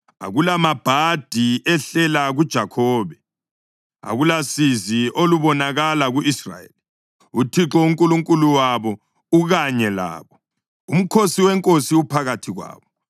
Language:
North Ndebele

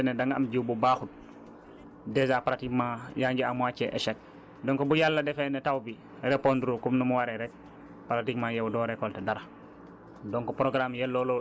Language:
Wolof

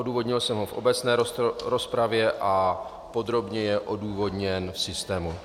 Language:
Czech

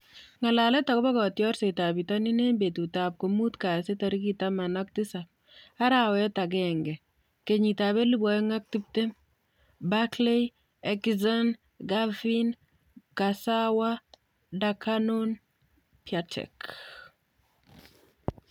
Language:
Kalenjin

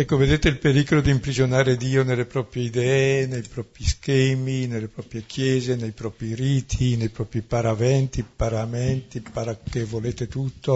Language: Italian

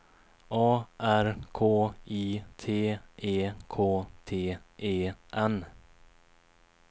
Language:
Swedish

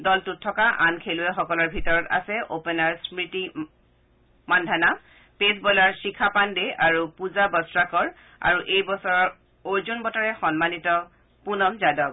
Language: Assamese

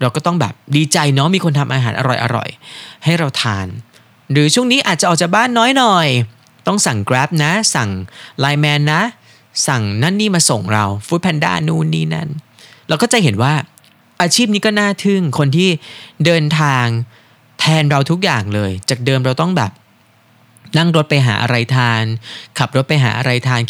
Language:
Thai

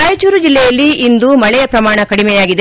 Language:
Kannada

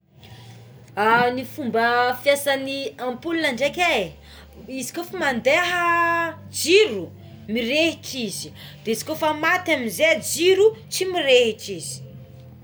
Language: Tsimihety Malagasy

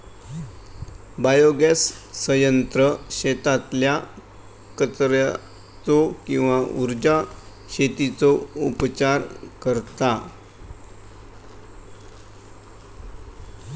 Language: Marathi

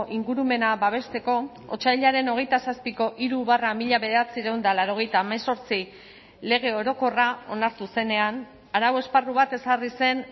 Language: Basque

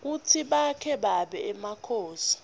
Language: Swati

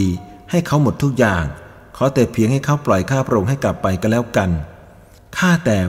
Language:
Thai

